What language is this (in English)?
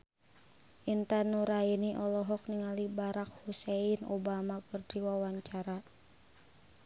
Sundanese